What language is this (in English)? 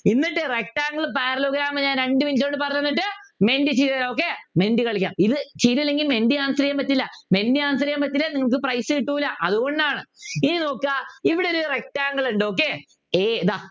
Malayalam